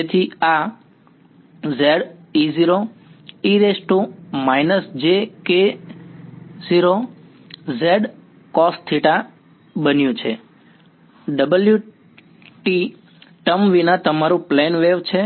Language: Gujarati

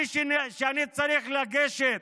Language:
Hebrew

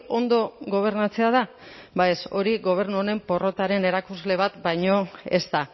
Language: Basque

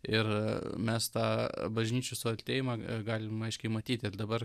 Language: Lithuanian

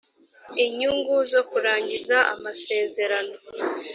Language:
Kinyarwanda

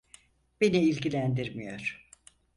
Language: Turkish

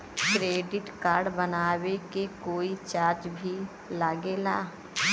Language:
Bhojpuri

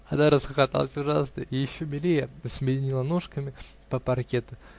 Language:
Russian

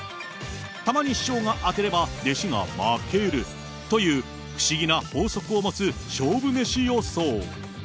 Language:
Japanese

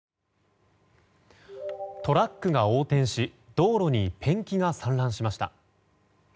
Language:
Japanese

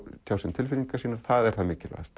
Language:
Icelandic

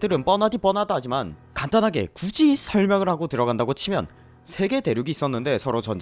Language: Korean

